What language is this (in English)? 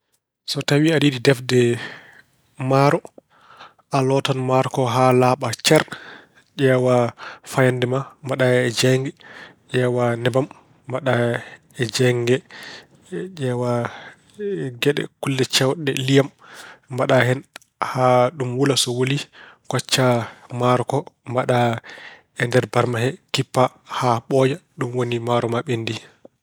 Fula